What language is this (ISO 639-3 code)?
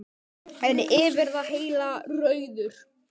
isl